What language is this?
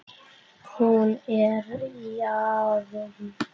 Icelandic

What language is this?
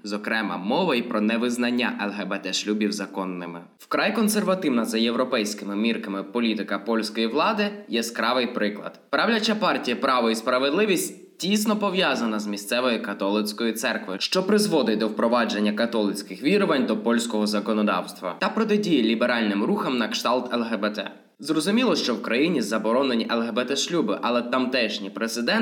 Ukrainian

